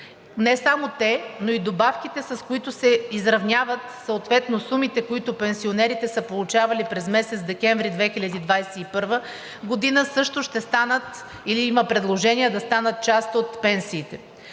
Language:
Bulgarian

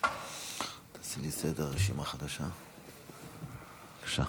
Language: Hebrew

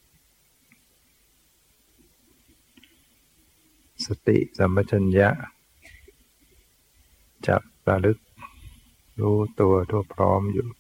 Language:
Thai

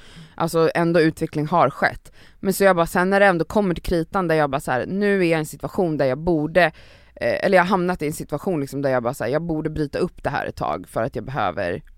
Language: Swedish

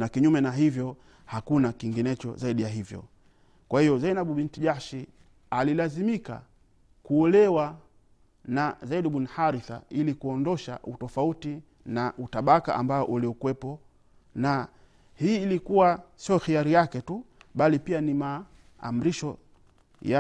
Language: Swahili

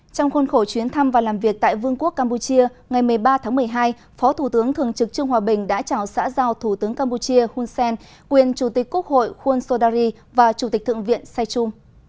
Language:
Vietnamese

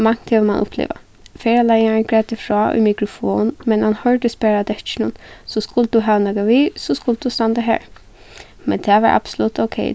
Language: Faroese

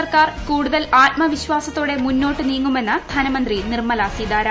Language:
Malayalam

